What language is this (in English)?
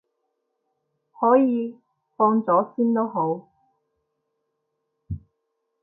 Cantonese